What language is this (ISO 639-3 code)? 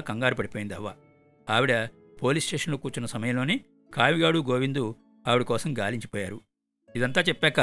tel